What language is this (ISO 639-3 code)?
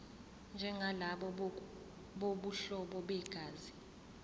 zul